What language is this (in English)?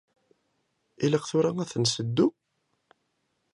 Kabyle